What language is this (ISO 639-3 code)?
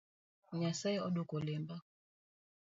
luo